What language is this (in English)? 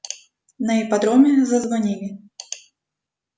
Russian